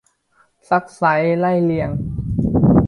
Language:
Thai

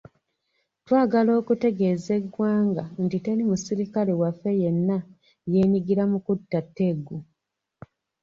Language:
Ganda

